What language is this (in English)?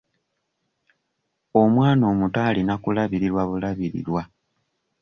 Ganda